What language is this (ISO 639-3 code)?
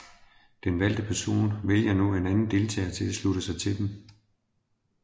dan